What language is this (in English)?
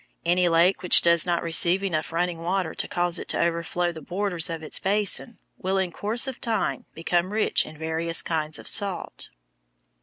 English